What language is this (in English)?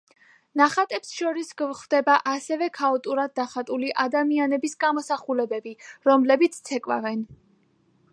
Georgian